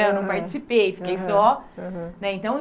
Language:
Portuguese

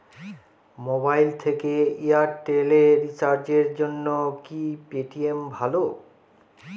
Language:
Bangla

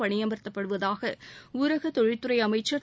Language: Tamil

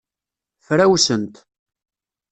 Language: Kabyle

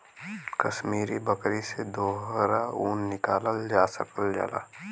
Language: Bhojpuri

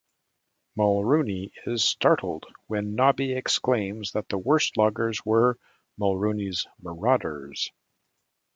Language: English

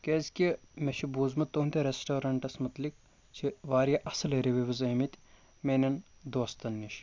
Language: Kashmiri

